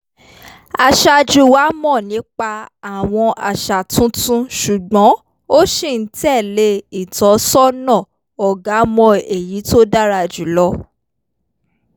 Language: Yoruba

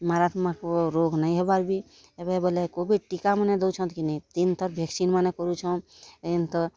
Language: Odia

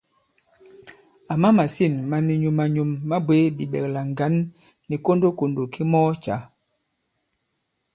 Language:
Bankon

